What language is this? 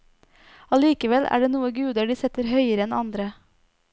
Norwegian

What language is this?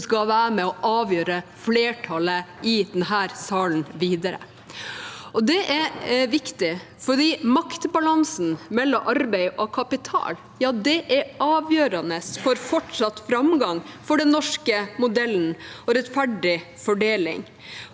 Norwegian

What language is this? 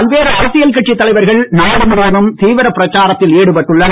Tamil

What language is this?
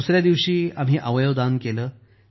Marathi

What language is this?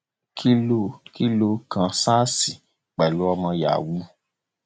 Yoruba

